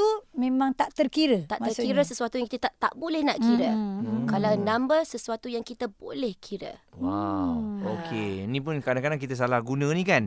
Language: Malay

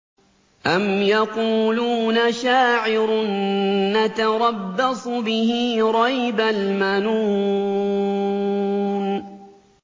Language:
Arabic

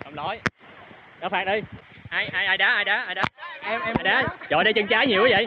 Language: Vietnamese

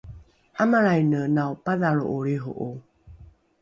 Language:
Rukai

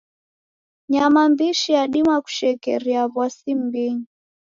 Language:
Taita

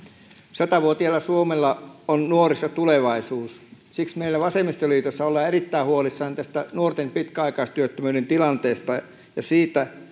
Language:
Finnish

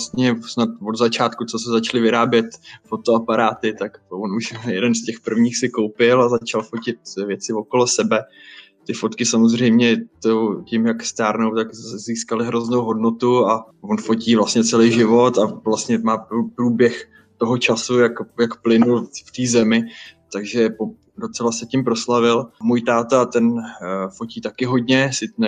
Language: Czech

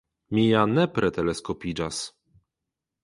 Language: Esperanto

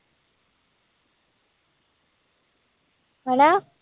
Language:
Punjabi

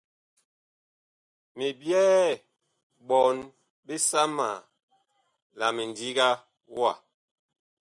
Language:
Bakoko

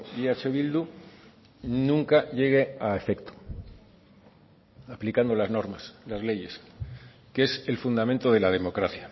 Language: Spanish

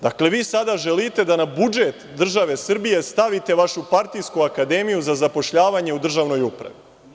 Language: Serbian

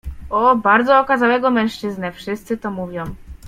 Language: Polish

